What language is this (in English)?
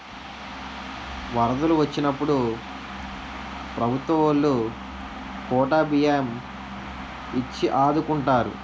Telugu